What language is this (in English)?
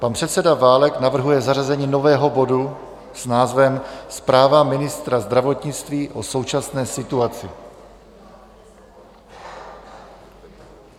Czech